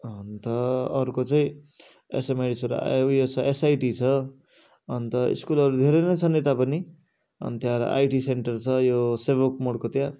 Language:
Nepali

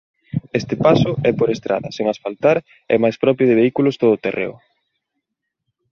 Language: Galician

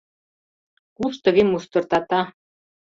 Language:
Mari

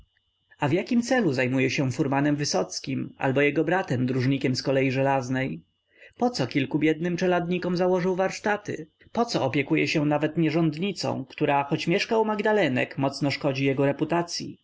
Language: Polish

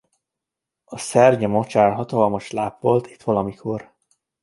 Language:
Hungarian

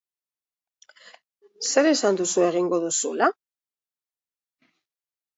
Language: Basque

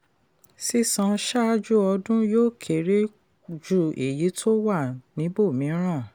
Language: Yoruba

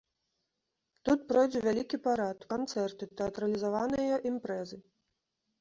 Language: Belarusian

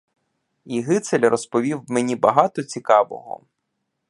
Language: Ukrainian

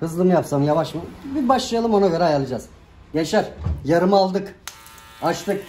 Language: Turkish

